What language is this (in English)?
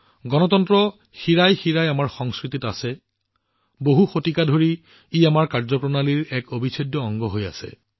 Assamese